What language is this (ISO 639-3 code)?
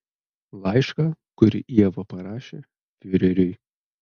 lit